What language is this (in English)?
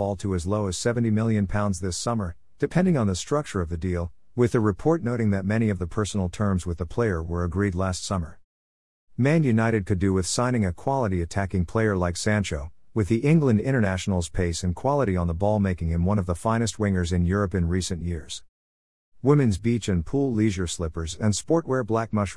English